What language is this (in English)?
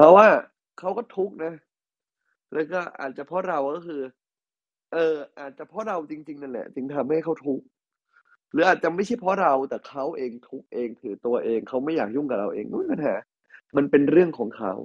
Thai